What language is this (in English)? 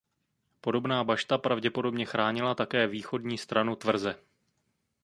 Czech